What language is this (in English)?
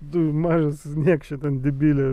Lithuanian